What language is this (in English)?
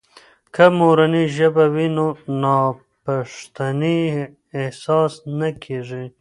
Pashto